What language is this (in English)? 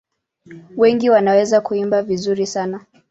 Swahili